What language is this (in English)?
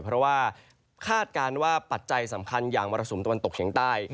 Thai